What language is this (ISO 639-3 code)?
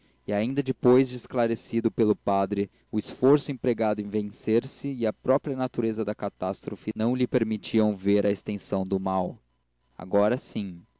por